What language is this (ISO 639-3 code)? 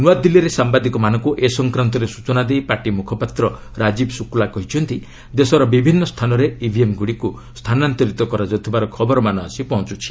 ori